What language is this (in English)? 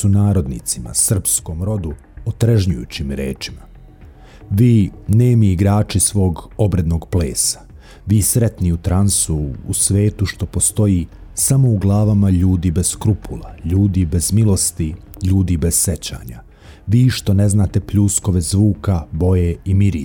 Croatian